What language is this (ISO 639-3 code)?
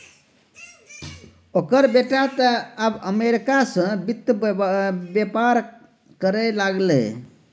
mai